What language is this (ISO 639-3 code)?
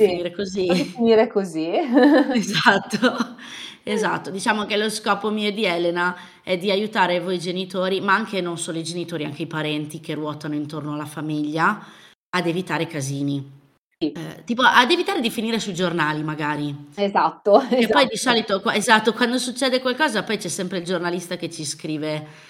ita